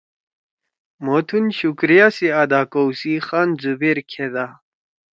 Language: Torwali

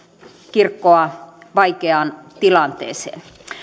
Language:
Finnish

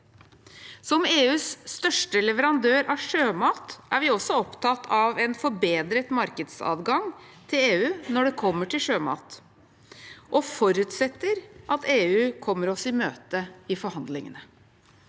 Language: Norwegian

